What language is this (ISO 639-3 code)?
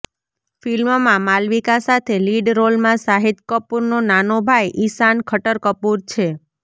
guj